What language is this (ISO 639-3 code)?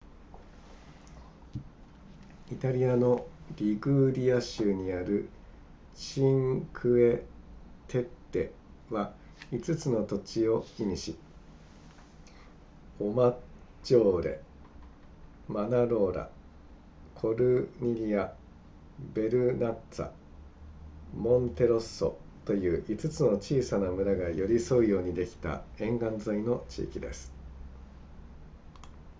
jpn